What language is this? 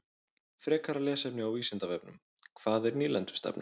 Icelandic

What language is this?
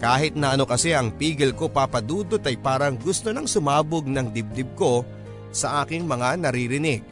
Filipino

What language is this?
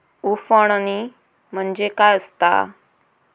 Marathi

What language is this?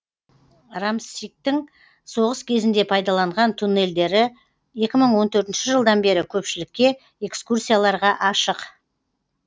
Kazakh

